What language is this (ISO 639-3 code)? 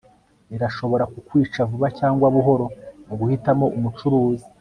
kin